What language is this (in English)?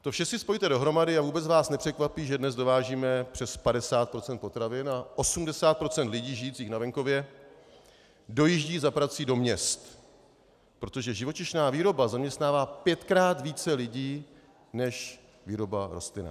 Czech